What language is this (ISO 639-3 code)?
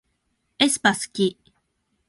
jpn